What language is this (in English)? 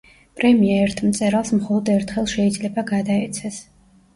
Georgian